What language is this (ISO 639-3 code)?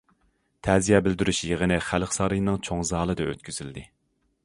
uig